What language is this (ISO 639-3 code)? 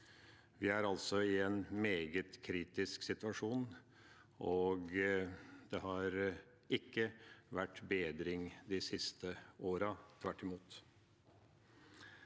nor